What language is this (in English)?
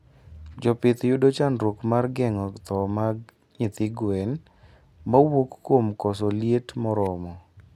Luo (Kenya and Tanzania)